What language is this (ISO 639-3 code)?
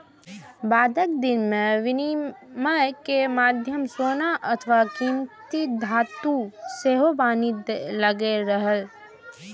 mai